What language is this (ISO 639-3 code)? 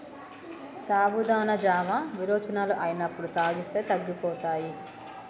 tel